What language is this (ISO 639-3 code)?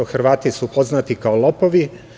srp